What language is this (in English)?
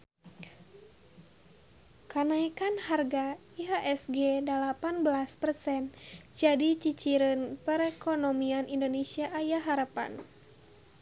Sundanese